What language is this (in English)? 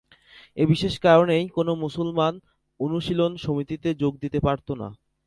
Bangla